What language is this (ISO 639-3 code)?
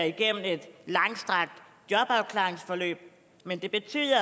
dan